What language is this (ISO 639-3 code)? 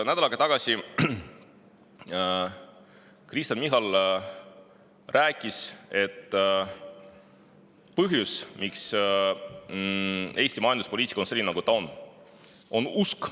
est